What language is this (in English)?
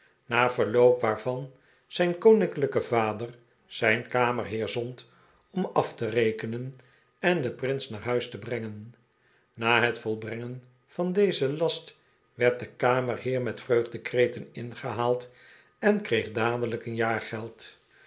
Dutch